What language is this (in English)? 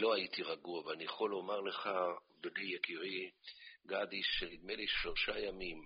Hebrew